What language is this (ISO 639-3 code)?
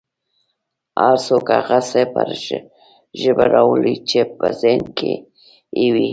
pus